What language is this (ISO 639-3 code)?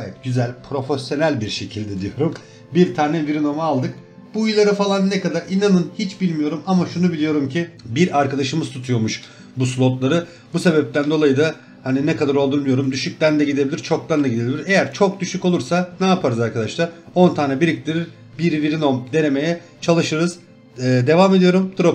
tur